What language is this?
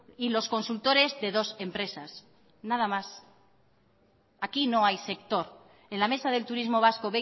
Spanish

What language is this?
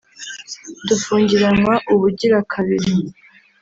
Kinyarwanda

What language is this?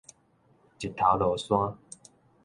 Min Nan Chinese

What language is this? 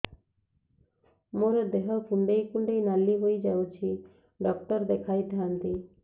Odia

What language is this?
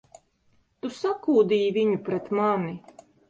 Latvian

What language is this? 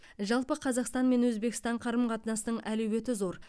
Kazakh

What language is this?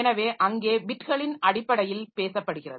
Tamil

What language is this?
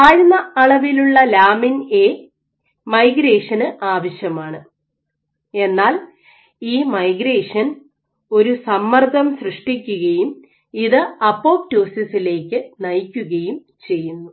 Malayalam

